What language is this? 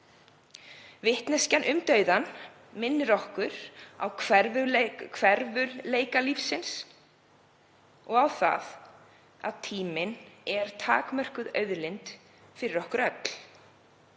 Icelandic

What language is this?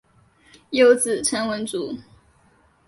Chinese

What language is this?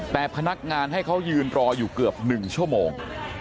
Thai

